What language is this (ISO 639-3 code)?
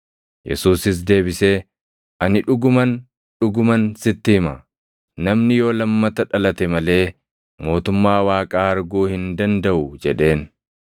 orm